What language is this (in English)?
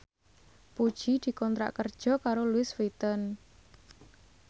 Javanese